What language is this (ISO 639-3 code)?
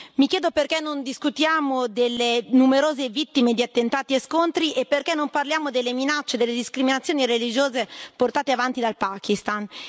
ita